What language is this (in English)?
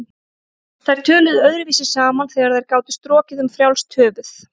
Icelandic